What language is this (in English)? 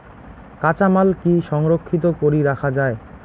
Bangla